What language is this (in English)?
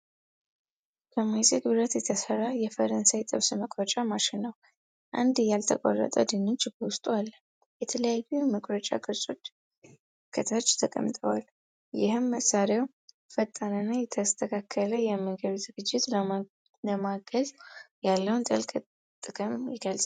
Amharic